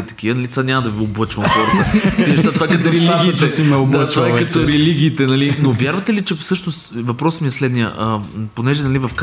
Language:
Bulgarian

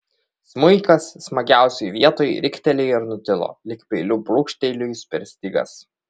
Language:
Lithuanian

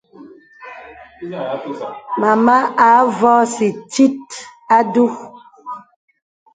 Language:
Bebele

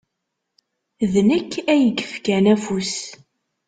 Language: Kabyle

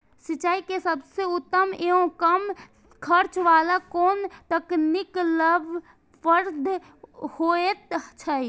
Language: Maithili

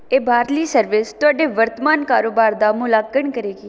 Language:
Punjabi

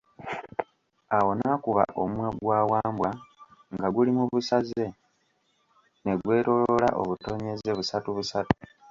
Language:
Ganda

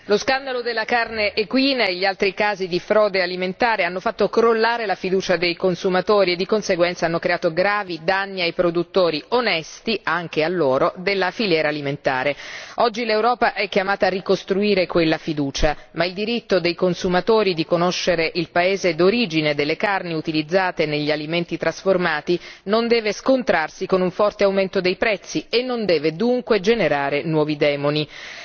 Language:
Italian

